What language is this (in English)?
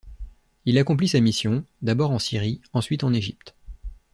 French